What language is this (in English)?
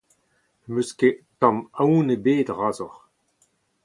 Breton